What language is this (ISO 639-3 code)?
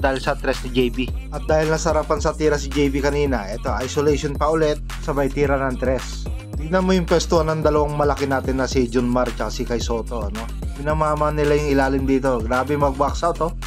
fil